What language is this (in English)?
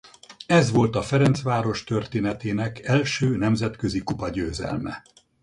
Hungarian